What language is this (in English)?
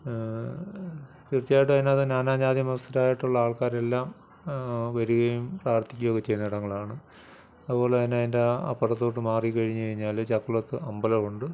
Malayalam